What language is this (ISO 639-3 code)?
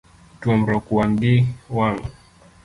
luo